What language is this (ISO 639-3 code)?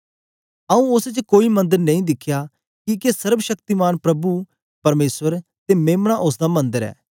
doi